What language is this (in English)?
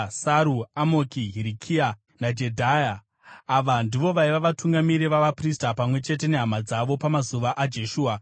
Shona